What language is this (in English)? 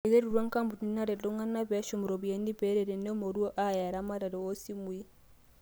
Masai